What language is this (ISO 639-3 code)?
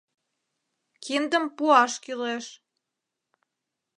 chm